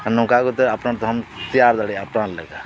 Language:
Santali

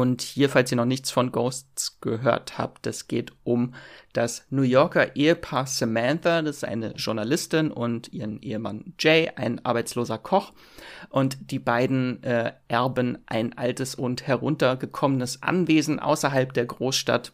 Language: German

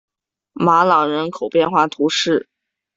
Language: Chinese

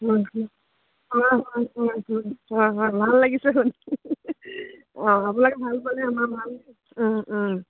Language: Assamese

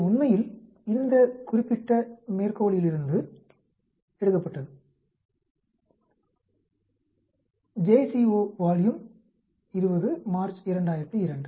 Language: Tamil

